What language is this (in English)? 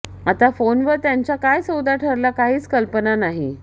Marathi